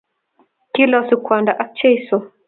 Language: Kalenjin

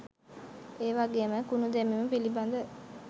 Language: Sinhala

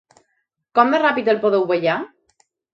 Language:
Catalan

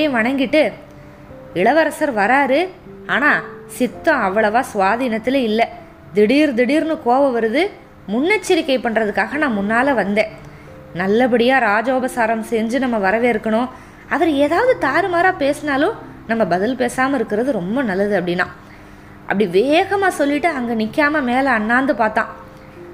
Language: Tamil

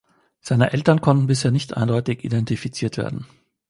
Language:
German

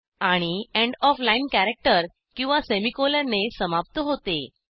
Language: Marathi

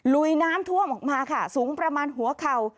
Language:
Thai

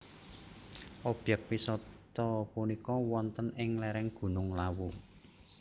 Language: Javanese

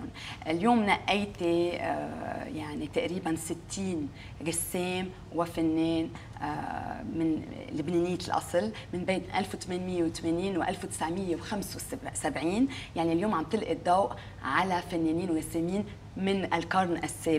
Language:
Arabic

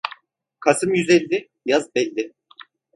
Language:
Turkish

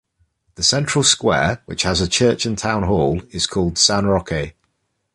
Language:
English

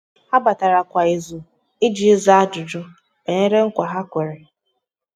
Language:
Igbo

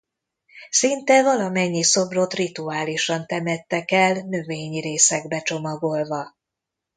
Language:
Hungarian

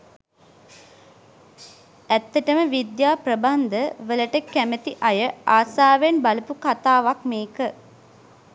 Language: Sinhala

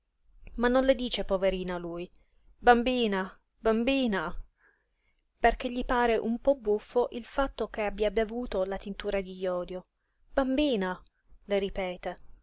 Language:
Italian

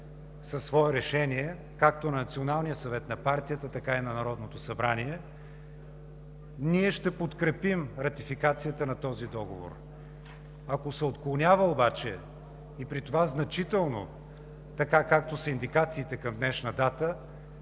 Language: Bulgarian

